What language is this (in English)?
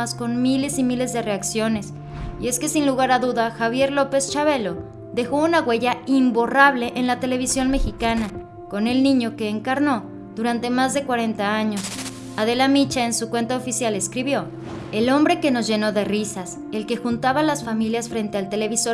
Spanish